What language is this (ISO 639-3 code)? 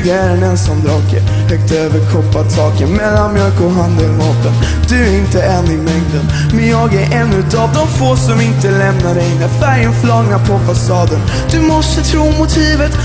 swe